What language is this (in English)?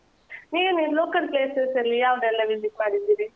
Kannada